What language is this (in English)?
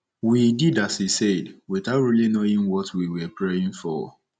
Igbo